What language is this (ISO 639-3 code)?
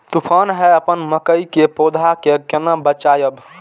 mai